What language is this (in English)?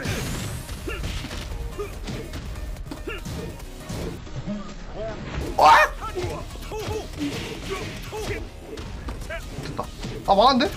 Korean